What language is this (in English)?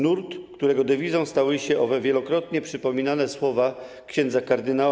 Polish